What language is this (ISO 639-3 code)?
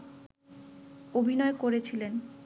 ben